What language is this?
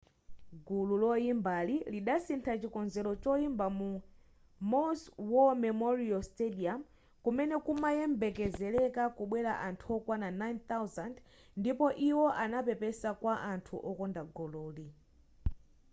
Nyanja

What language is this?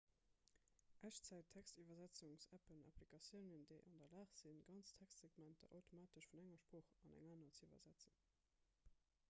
Luxembourgish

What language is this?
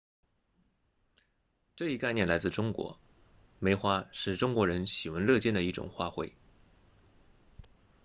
Chinese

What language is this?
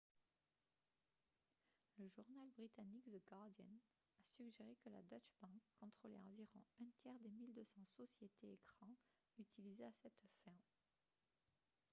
French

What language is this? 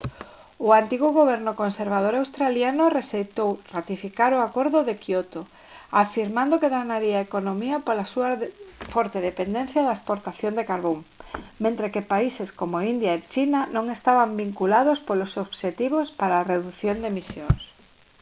Galician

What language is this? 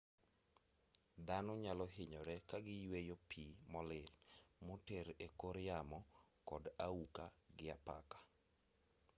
Luo (Kenya and Tanzania)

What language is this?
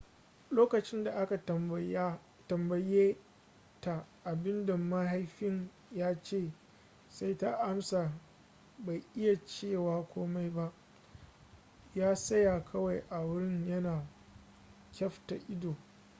Hausa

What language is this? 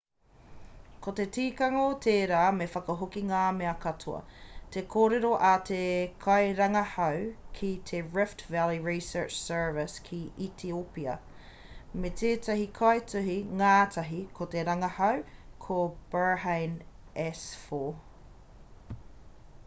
Māori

